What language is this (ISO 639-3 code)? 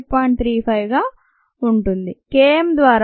tel